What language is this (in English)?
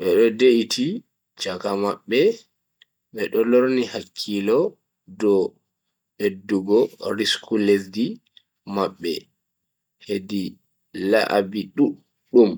Bagirmi Fulfulde